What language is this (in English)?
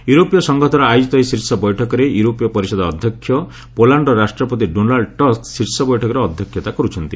Odia